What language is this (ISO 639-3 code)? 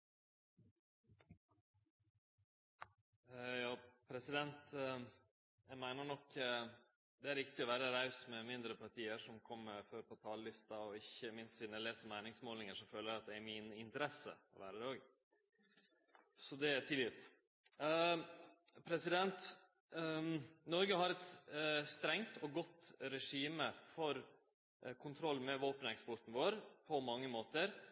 nno